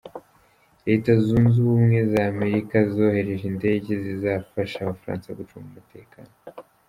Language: Kinyarwanda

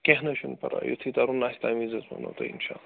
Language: Kashmiri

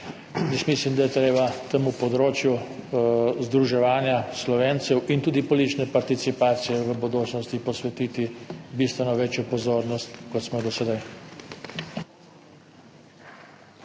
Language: Slovenian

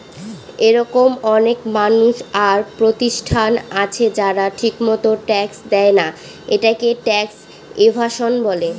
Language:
Bangla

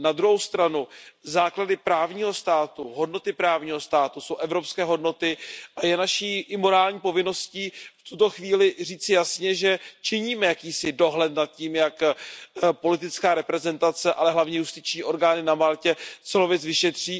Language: Czech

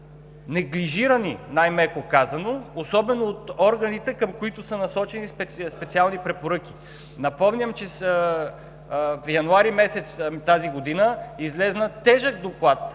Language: Bulgarian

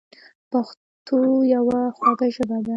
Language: Pashto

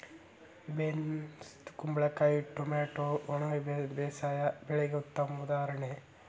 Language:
Kannada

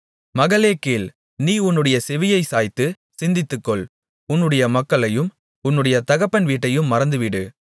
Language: Tamil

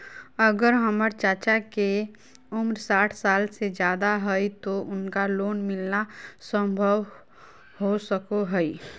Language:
Magahi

